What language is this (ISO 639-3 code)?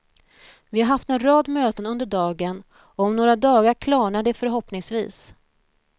swe